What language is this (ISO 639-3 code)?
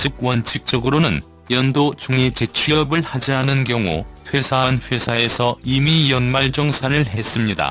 kor